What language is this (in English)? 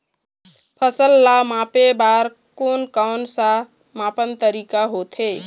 Chhattisgarhi